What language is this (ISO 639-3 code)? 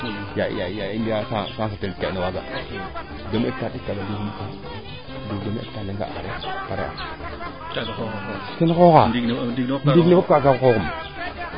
srr